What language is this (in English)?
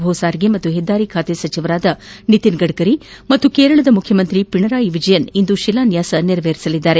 Kannada